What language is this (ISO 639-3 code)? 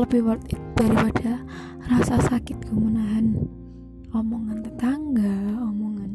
ind